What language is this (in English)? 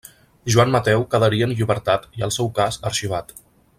Catalan